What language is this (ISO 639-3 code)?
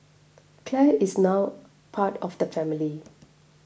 eng